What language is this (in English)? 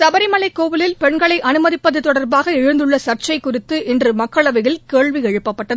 Tamil